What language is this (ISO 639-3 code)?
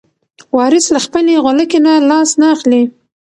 pus